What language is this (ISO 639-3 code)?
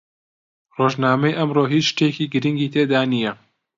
ckb